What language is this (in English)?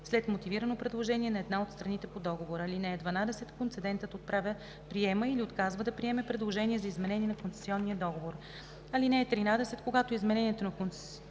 Bulgarian